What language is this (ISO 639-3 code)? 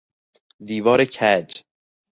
fas